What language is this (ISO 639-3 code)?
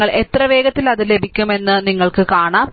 mal